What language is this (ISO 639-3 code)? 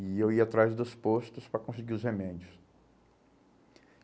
por